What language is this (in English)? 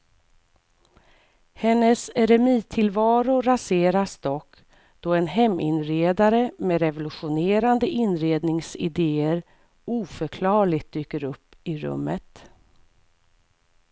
Swedish